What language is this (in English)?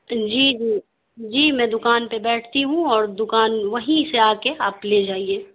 Urdu